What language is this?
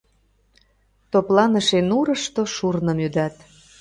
Mari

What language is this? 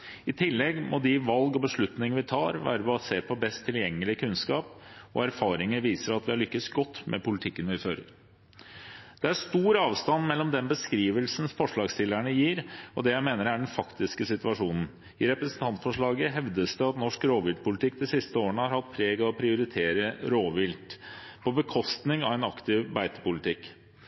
Norwegian Bokmål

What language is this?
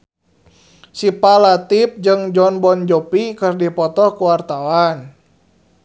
Sundanese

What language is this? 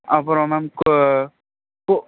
Tamil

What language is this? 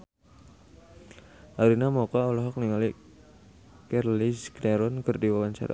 Sundanese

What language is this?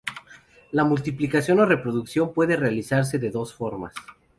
Spanish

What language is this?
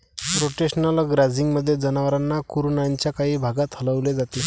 Marathi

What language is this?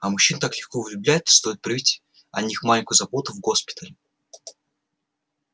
Russian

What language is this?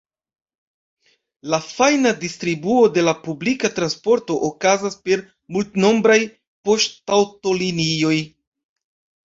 Esperanto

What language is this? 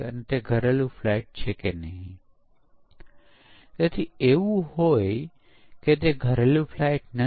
Gujarati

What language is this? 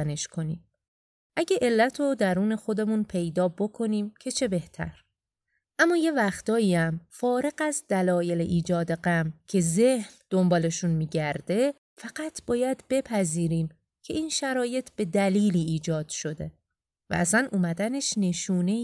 Persian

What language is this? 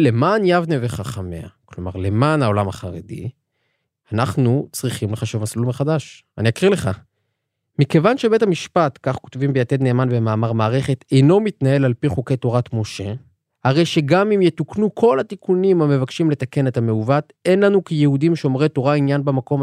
Hebrew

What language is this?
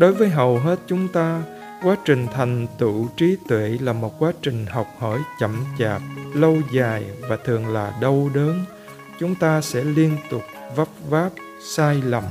Vietnamese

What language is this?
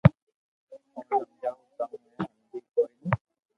Loarki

